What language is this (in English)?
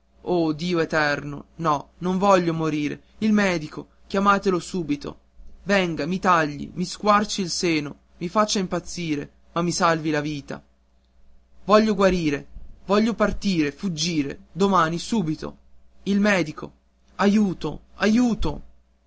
Italian